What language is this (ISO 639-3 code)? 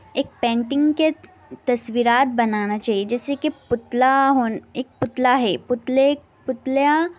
urd